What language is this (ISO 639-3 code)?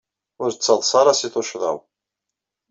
kab